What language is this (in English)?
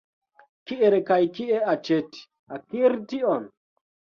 Esperanto